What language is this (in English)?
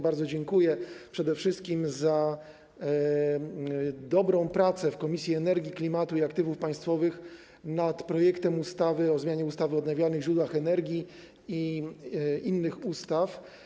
Polish